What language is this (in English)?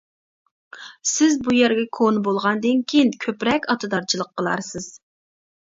Uyghur